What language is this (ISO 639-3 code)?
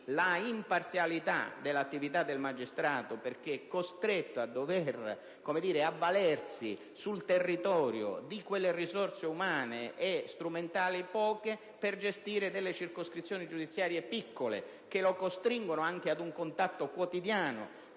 ita